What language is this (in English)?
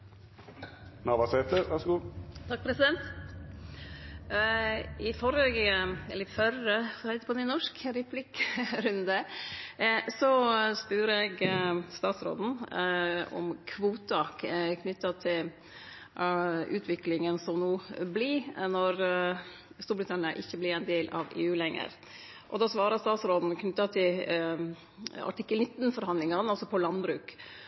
Norwegian Nynorsk